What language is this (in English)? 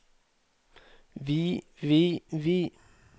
Norwegian